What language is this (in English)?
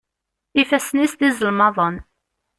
Kabyle